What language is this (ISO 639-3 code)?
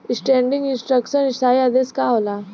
bho